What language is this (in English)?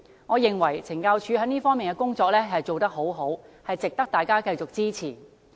Cantonese